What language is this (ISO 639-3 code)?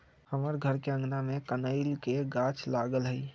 mag